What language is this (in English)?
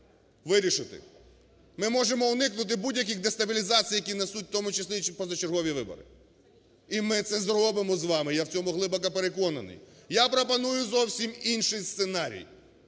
Ukrainian